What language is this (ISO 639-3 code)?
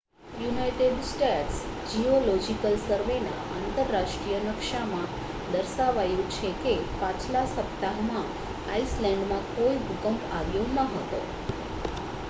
guj